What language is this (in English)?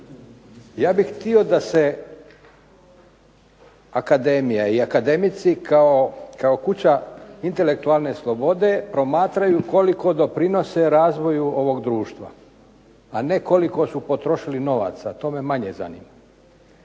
Croatian